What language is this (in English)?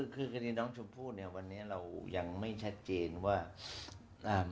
Thai